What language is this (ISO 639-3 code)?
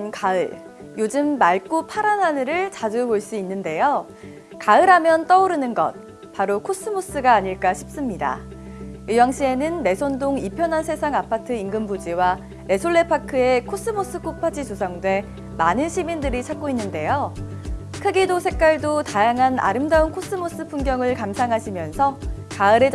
kor